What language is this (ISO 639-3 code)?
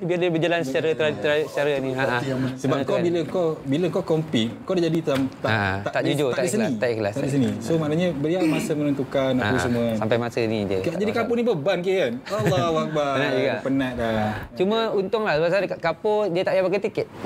msa